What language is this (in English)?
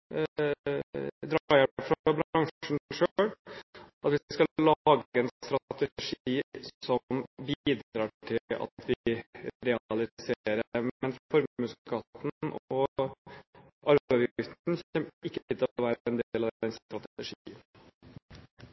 Norwegian Bokmål